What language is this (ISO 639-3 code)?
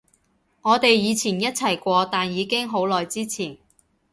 yue